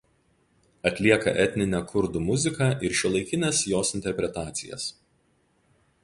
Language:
Lithuanian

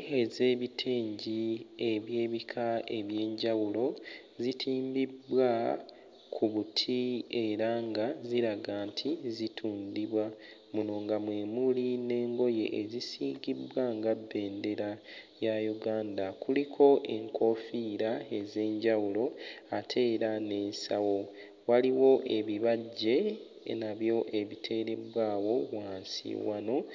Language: Ganda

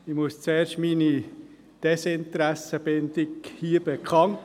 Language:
Swiss German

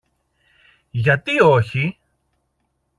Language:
Greek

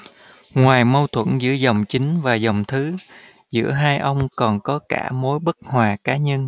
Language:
Vietnamese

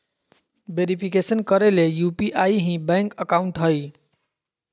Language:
Magahi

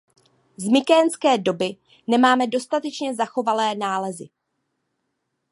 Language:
Czech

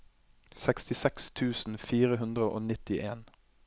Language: Norwegian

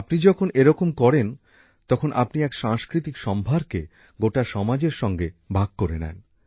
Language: Bangla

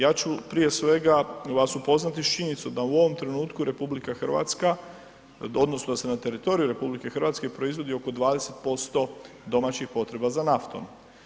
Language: Croatian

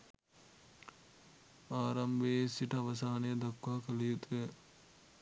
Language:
Sinhala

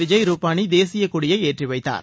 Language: Tamil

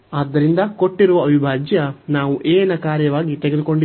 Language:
Kannada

